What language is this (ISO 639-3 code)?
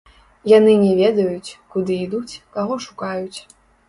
bel